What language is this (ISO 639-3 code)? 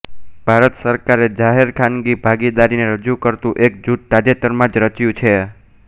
guj